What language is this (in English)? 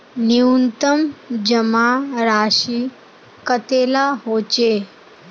Magahi